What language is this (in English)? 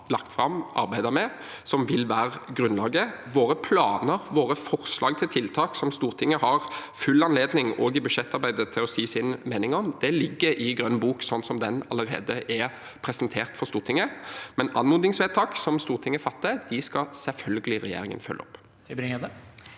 Norwegian